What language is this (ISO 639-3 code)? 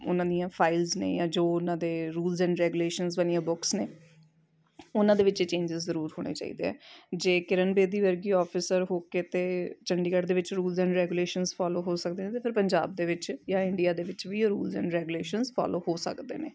pan